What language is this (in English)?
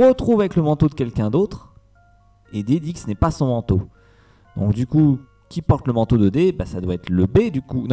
French